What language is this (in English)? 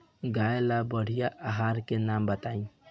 Bhojpuri